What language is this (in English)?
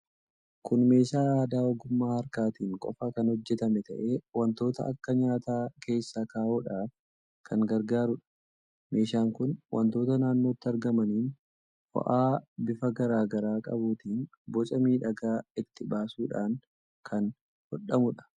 Oromo